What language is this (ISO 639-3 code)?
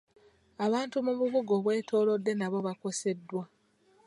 lug